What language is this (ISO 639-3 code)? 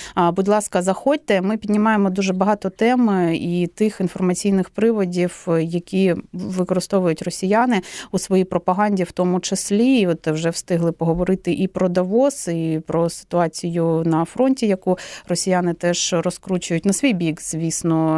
ukr